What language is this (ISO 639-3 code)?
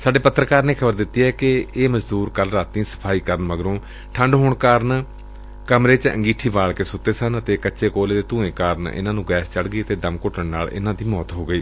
pan